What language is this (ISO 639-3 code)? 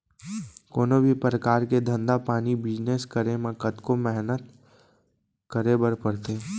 hne